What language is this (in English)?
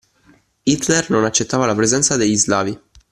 Italian